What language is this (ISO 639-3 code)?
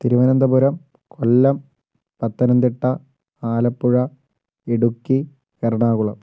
mal